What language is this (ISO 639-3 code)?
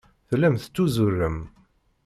kab